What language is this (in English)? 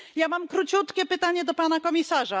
Polish